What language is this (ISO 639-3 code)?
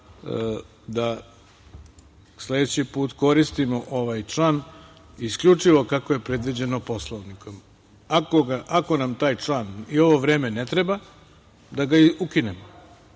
srp